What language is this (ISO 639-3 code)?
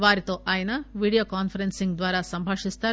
tel